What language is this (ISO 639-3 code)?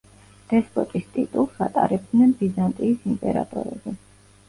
kat